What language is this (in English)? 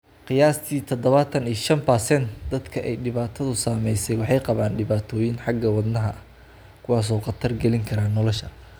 Somali